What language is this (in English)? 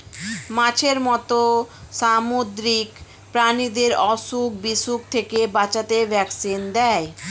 Bangla